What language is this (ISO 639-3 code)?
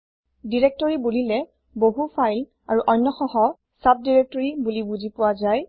asm